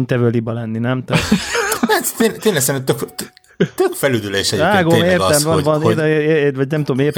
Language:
Hungarian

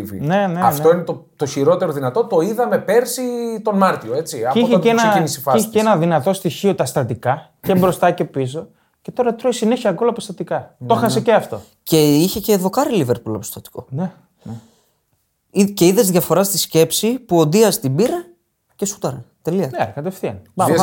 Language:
Greek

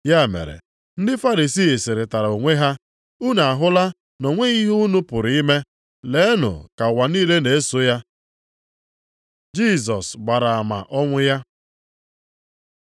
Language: Igbo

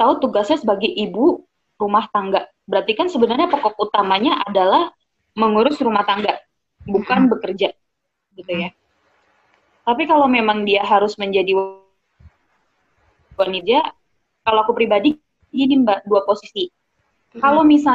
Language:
Indonesian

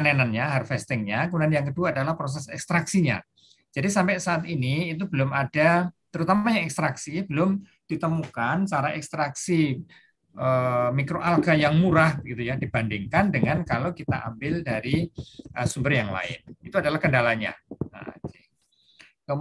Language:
Indonesian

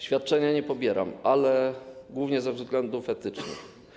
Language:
Polish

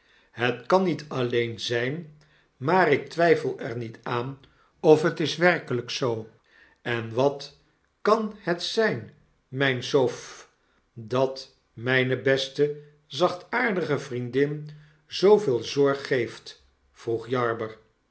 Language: Dutch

